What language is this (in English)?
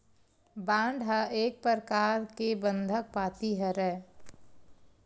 Chhattisgarhi